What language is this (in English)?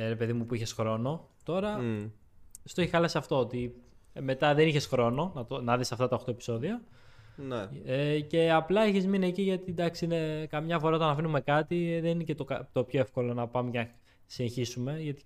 Greek